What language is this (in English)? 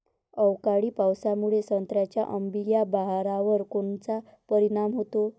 Marathi